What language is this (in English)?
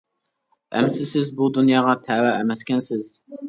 Uyghur